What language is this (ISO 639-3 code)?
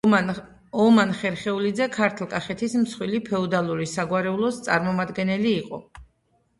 kat